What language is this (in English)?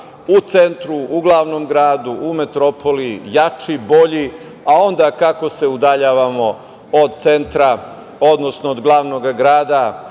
Serbian